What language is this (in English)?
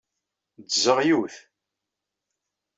Kabyle